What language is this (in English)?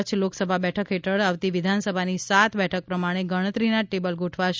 Gujarati